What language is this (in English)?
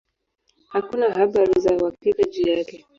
Swahili